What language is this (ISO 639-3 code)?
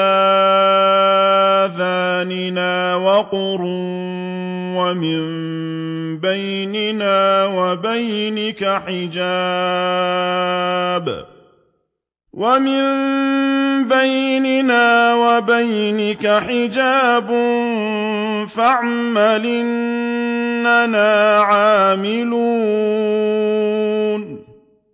ara